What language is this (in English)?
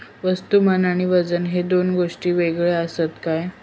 Marathi